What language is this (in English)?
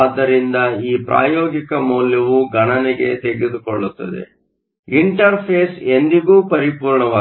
Kannada